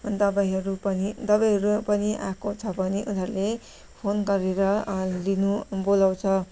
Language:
Nepali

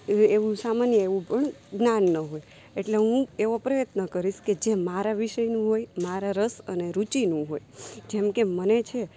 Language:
Gujarati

